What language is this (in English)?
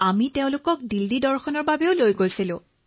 Assamese